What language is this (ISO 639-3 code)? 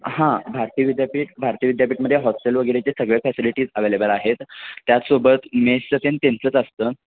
mar